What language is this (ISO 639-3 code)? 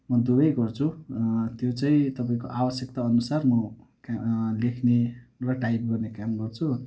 nep